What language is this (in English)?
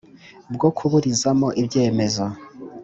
Kinyarwanda